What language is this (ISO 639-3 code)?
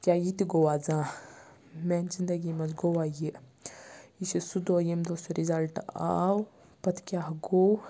kas